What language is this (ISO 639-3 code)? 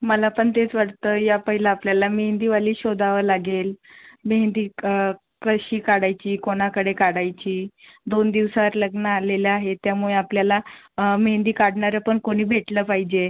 mar